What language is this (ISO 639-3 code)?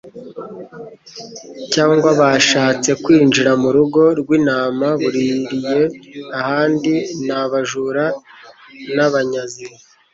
kin